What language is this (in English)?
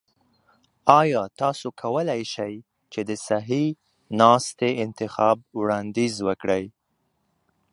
Pashto